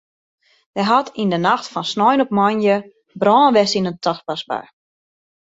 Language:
Western Frisian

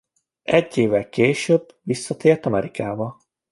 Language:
Hungarian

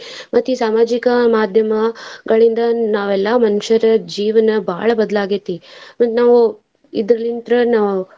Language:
Kannada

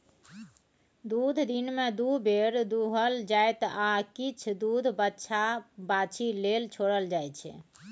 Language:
Maithili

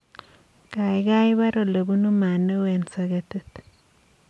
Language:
Kalenjin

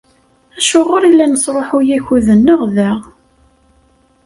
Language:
Kabyle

